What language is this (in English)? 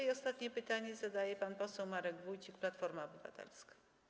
Polish